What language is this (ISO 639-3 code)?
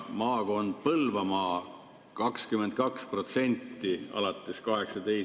est